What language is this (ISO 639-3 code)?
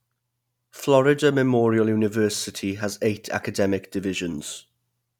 eng